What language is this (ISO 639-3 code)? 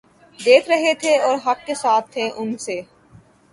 urd